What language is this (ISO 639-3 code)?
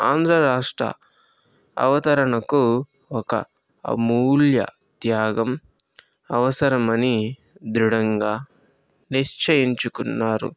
tel